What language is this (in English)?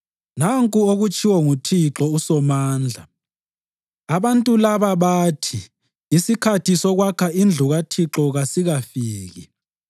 North Ndebele